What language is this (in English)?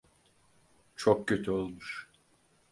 Turkish